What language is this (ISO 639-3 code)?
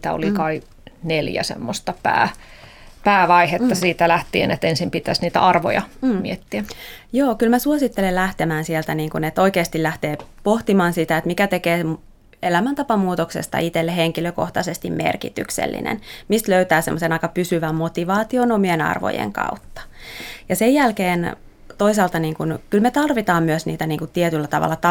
fin